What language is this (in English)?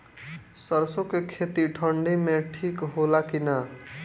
Bhojpuri